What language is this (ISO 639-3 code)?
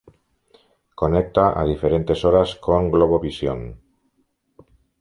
spa